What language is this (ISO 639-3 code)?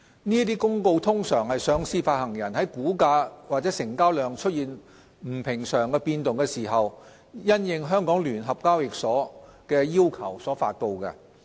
yue